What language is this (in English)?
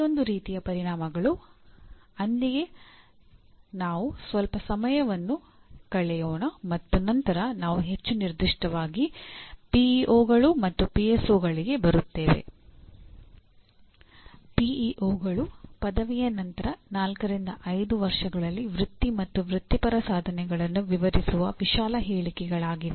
Kannada